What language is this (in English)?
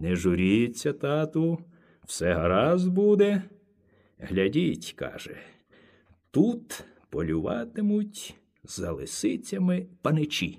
Ukrainian